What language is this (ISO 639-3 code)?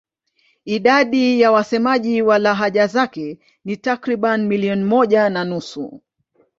swa